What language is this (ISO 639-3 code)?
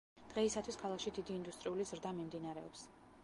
kat